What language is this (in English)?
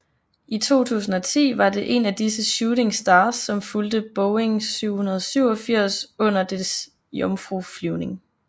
Danish